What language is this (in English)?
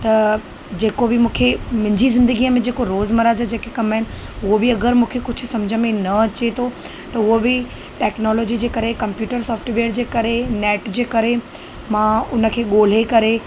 Sindhi